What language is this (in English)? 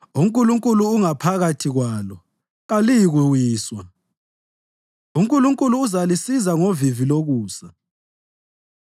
North Ndebele